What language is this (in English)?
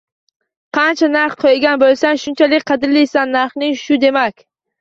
Uzbek